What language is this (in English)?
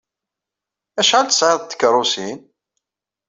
Kabyle